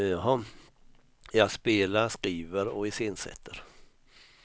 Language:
Swedish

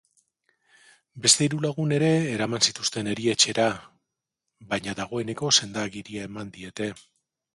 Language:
Basque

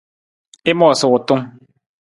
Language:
Nawdm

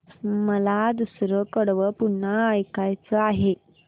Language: Marathi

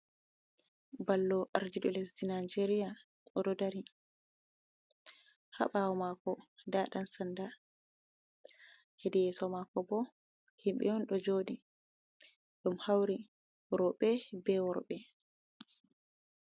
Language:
Fula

